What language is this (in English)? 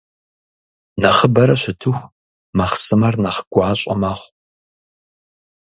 Kabardian